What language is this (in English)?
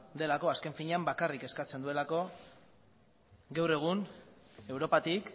Basque